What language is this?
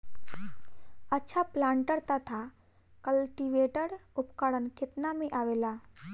Bhojpuri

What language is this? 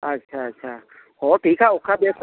Santali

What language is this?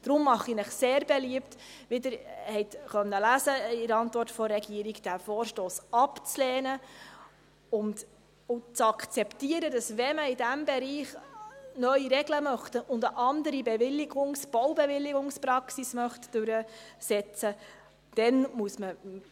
Swiss German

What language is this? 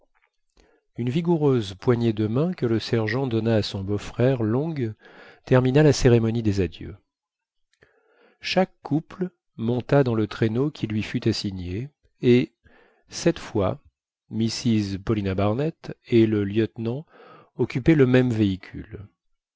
French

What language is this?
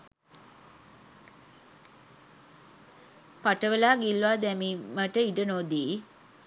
Sinhala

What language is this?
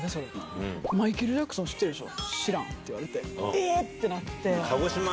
Japanese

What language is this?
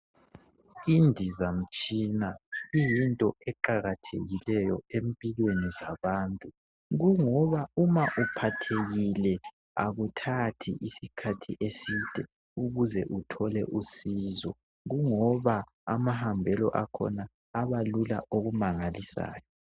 North Ndebele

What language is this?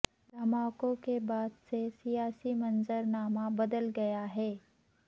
Urdu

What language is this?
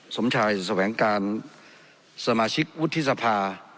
Thai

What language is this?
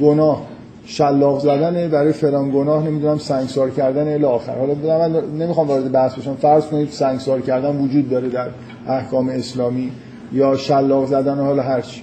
Persian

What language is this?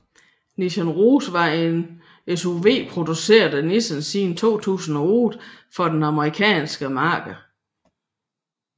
Danish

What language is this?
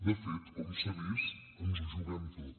Catalan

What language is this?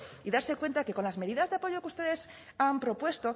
Spanish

